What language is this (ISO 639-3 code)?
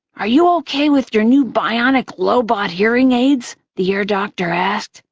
eng